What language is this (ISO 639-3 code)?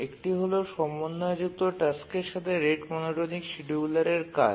ben